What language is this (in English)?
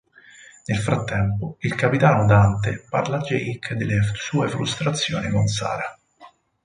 Italian